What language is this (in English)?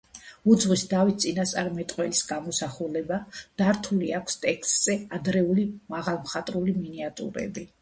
Georgian